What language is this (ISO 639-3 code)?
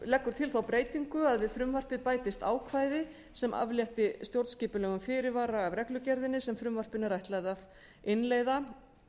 isl